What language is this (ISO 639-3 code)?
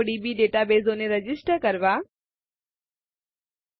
guj